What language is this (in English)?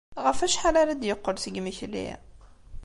Kabyle